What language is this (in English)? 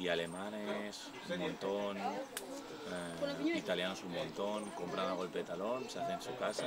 Spanish